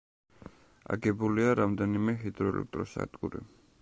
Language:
Georgian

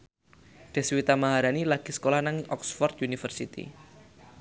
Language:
Javanese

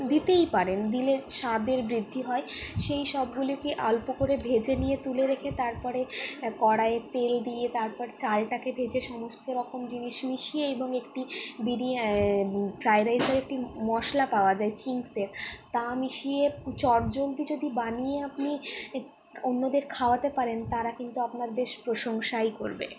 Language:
Bangla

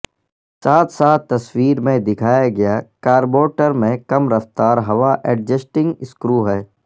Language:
Urdu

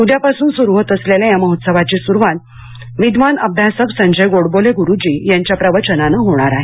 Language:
Marathi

